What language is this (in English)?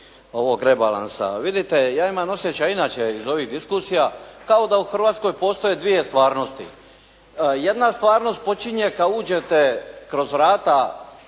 Croatian